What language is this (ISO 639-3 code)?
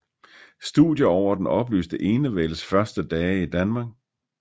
dan